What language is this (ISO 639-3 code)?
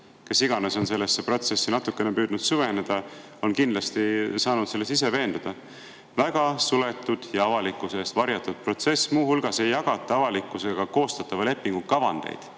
est